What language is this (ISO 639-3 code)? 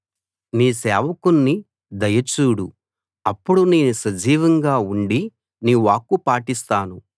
tel